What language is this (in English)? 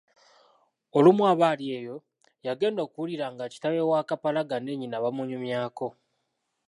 Ganda